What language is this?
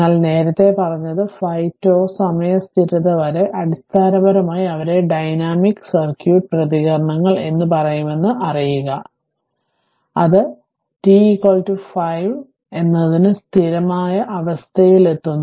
Malayalam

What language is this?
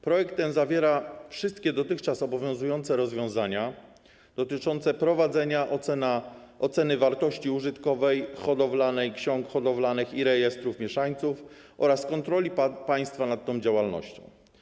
Polish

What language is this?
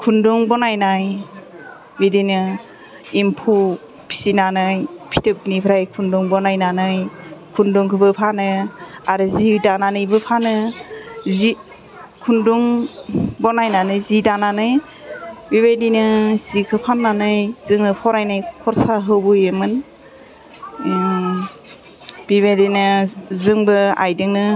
Bodo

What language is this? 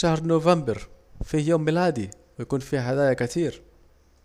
Saidi Arabic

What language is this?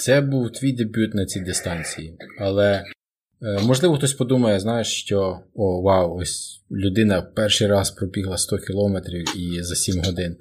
Ukrainian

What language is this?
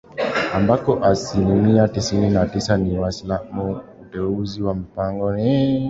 Swahili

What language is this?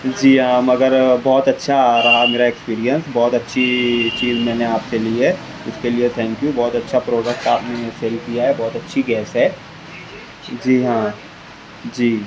Urdu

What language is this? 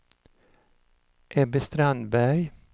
Swedish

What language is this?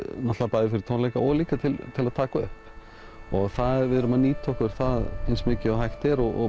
Icelandic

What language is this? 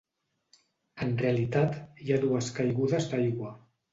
Catalan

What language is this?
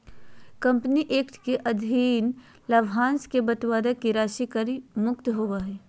Magahi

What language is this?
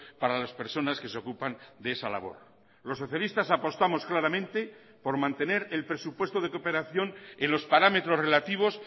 Spanish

